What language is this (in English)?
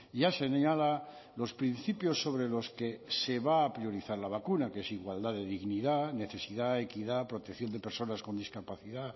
Spanish